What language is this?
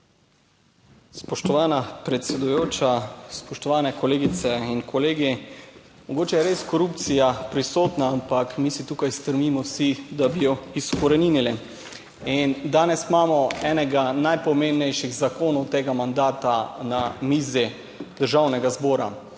Slovenian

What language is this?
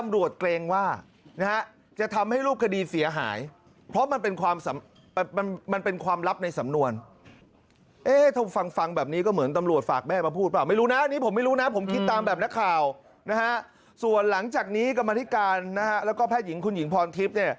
Thai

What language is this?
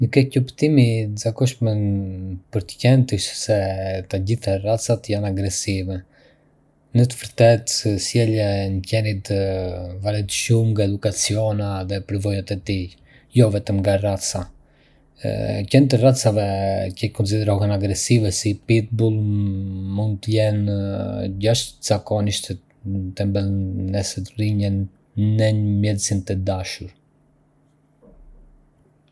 Arbëreshë Albanian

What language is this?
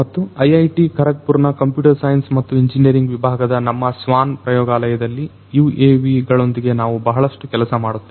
Kannada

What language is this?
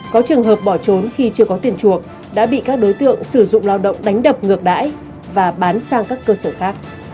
Vietnamese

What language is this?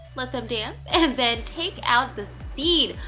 English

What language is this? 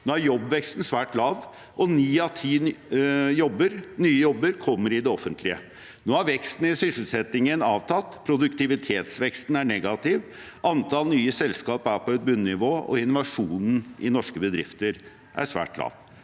Norwegian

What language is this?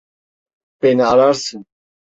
Turkish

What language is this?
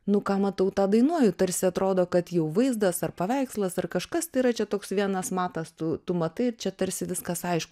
Lithuanian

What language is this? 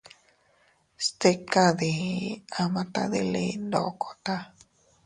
Teutila Cuicatec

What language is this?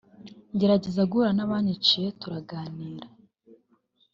Kinyarwanda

